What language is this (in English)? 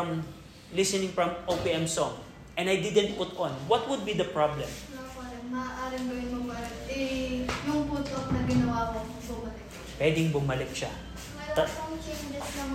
Filipino